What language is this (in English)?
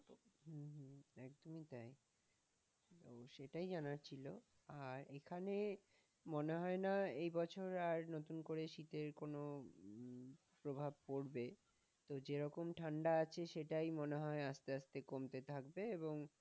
Bangla